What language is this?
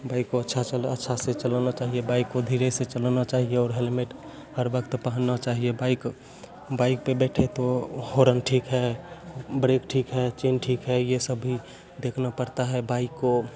Hindi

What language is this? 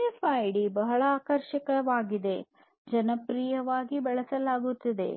Kannada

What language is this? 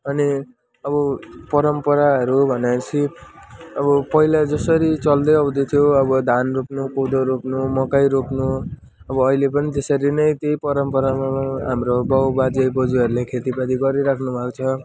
Nepali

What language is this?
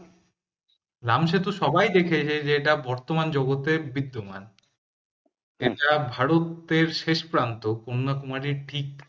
Bangla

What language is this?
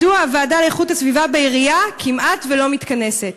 Hebrew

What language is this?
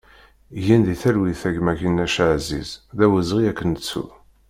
Kabyle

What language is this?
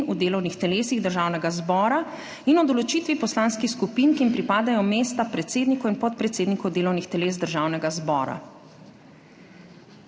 Slovenian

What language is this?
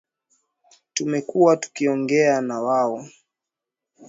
Swahili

